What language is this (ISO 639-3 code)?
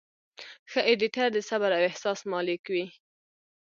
pus